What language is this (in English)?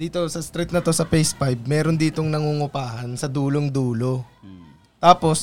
Filipino